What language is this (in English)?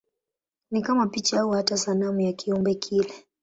Swahili